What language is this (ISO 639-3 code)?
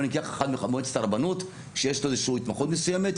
heb